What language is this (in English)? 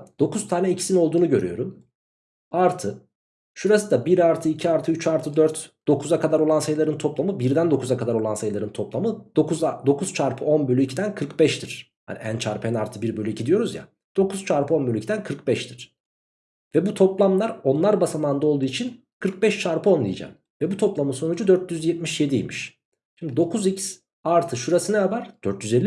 Turkish